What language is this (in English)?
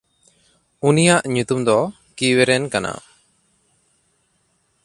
Santali